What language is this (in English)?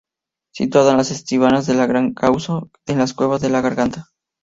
Spanish